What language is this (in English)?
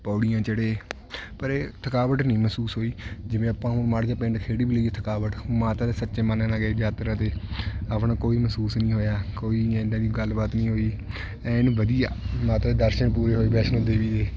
Punjabi